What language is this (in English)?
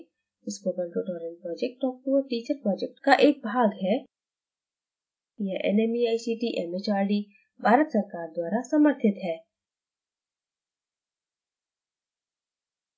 Hindi